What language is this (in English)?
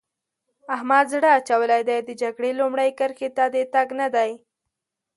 Pashto